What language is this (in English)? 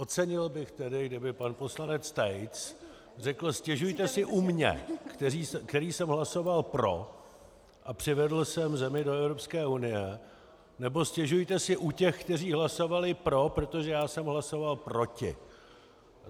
Czech